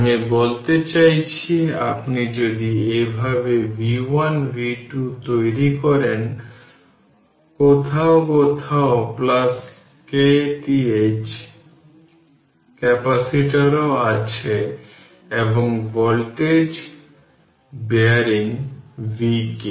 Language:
Bangla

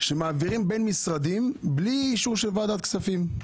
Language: Hebrew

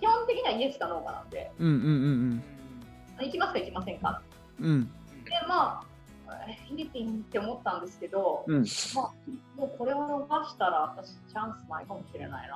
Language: Japanese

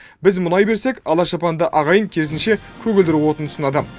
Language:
Kazakh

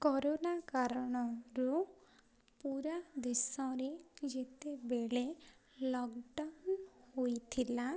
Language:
Odia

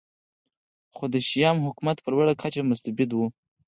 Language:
Pashto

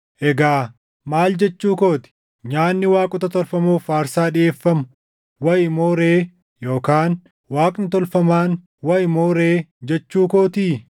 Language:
Oromo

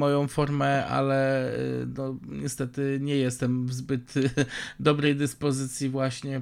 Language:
Polish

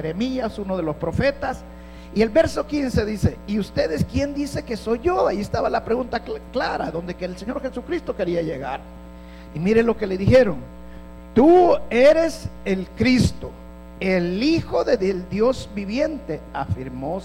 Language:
Spanish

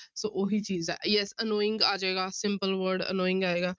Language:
Punjabi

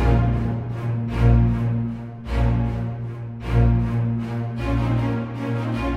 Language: Hebrew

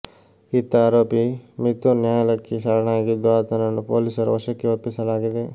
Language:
Kannada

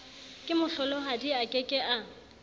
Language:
Southern Sotho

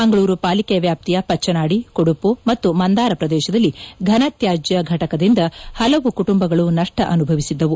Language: Kannada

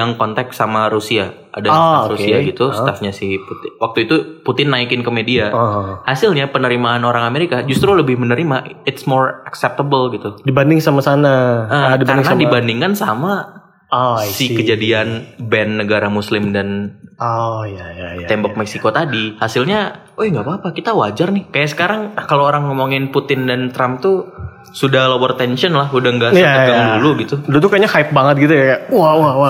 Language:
Indonesian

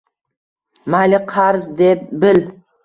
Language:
Uzbek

